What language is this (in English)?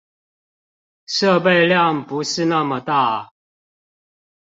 Chinese